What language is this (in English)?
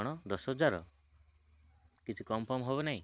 Odia